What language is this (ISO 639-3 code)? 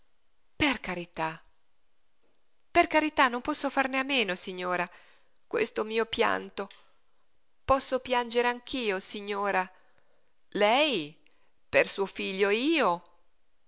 ita